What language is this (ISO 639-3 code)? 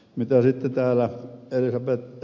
fin